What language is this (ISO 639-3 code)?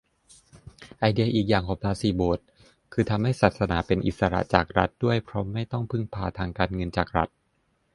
tha